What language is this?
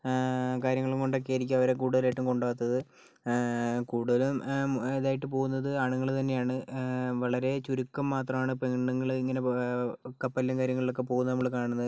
Malayalam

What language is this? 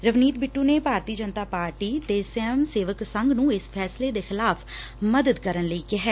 Punjabi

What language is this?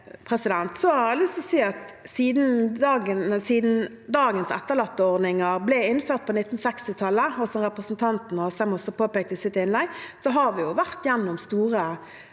Norwegian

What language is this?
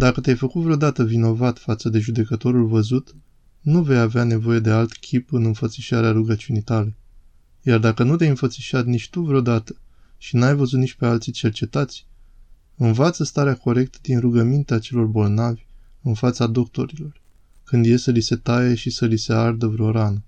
Romanian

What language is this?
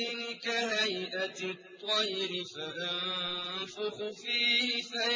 Arabic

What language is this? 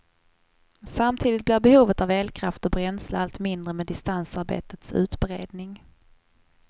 Swedish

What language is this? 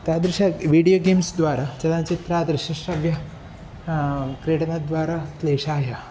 Sanskrit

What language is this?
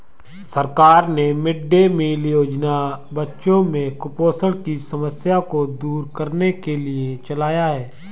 Hindi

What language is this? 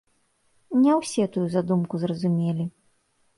Belarusian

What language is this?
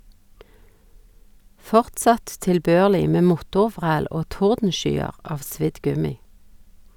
Norwegian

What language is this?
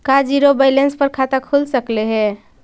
Magahi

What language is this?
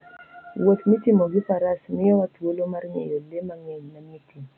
Luo (Kenya and Tanzania)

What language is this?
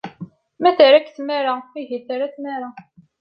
Kabyle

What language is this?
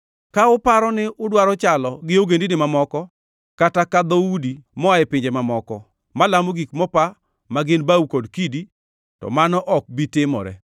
Luo (Kenya and Tanzania)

